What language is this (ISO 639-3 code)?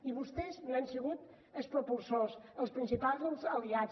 cat